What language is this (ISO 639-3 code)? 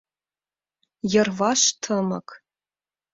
chm